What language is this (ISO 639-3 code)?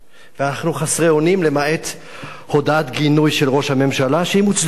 heb